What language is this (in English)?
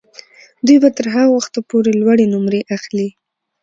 Pashto